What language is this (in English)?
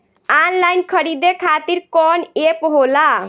Bhojpuri